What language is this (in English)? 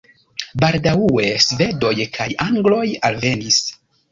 Esperanto